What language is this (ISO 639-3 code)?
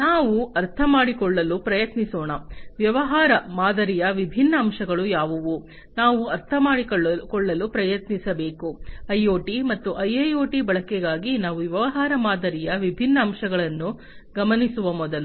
kan